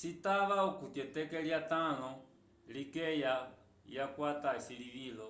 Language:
Umbundu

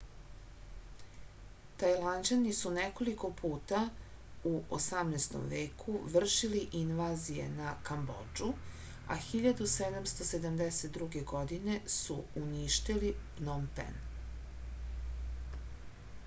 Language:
Serbian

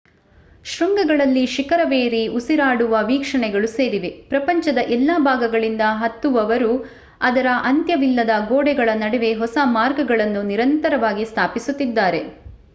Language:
Kannada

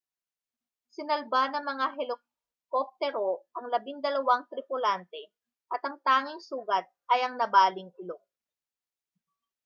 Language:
Filipino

